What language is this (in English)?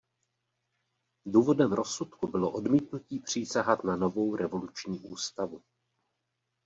Czech